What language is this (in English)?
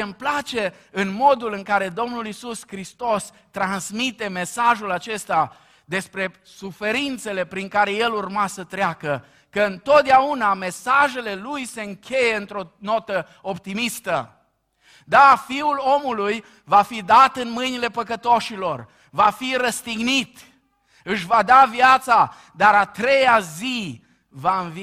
Romanian